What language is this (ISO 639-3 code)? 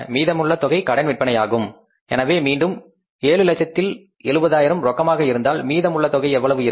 tam